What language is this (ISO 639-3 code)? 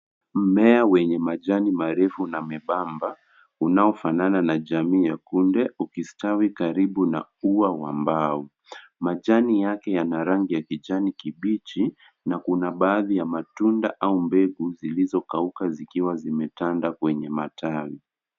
swa